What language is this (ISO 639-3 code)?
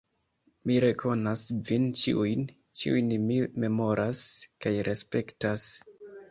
epo